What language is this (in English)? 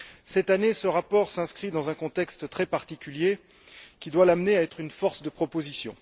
French